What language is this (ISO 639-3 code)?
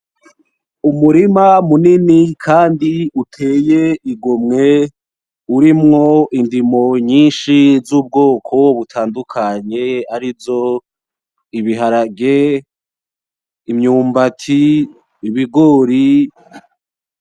run